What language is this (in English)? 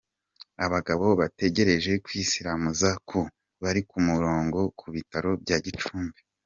Kinyarwanda